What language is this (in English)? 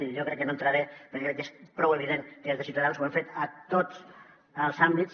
Catalan